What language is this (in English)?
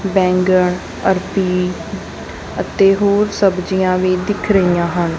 Punjabi